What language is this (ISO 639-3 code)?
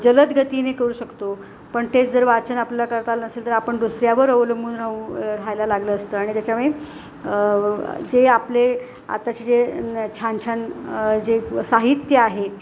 mar